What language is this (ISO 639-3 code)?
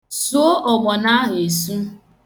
ibo